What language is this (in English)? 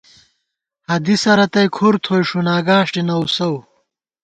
Gawar-Bati